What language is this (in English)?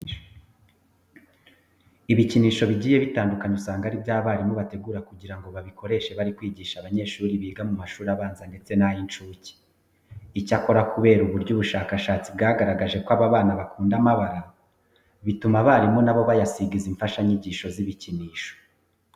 Kinyarwanda